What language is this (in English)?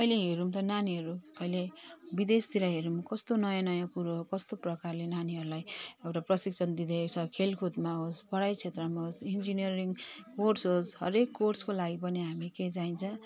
Nepali